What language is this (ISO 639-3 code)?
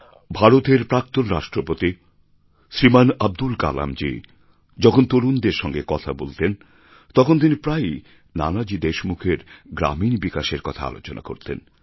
ben